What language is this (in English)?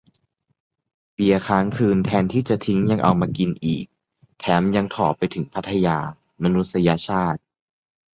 Thai